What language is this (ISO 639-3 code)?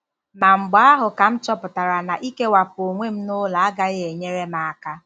ibo